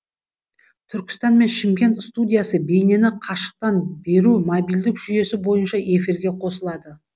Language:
Kazakh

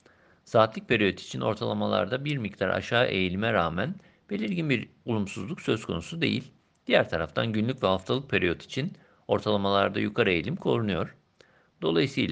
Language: Turkish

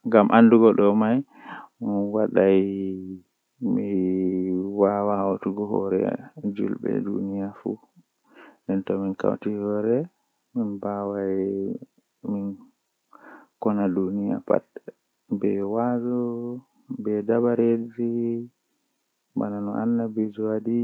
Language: Western Niger Fulfulde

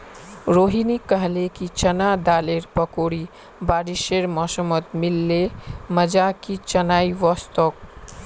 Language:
Magahi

